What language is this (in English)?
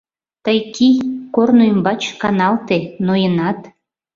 Mari